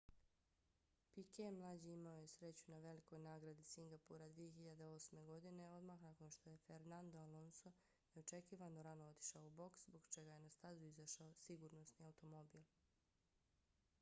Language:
Bosnian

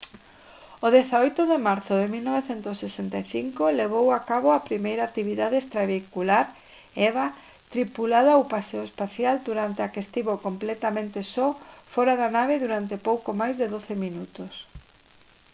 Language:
Galician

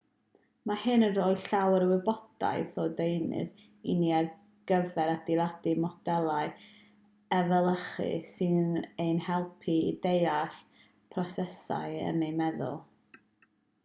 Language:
Welsh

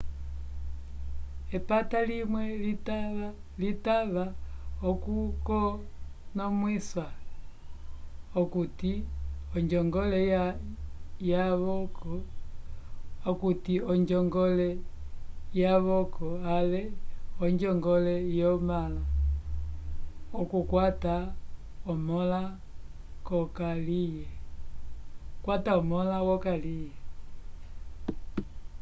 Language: Umbundu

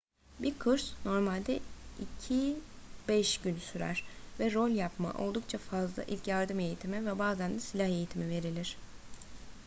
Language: Turkish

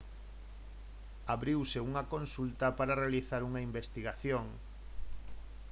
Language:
Galician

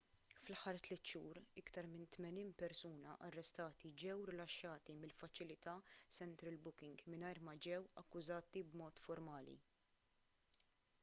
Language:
Maltese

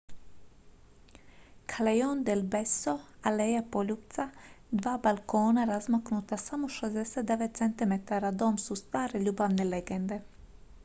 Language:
Croatian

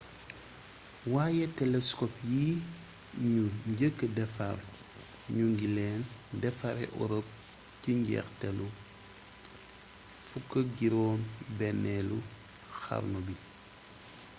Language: Wolof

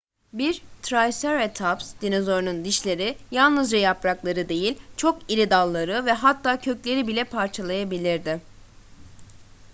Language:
Turkish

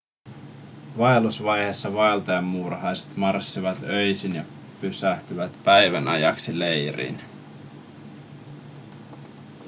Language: Finnish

